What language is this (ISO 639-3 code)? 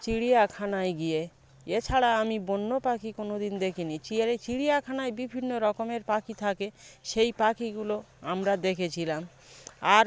ben